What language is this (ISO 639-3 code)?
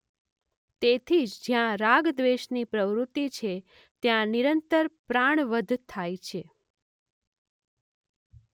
guj